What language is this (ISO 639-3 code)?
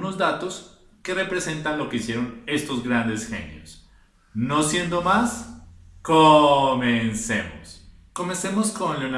spa